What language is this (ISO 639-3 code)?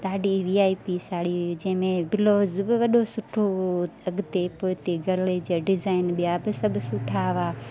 snd